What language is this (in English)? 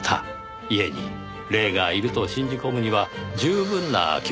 Japanese